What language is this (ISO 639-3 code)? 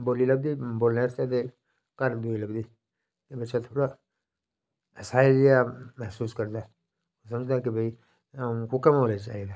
doi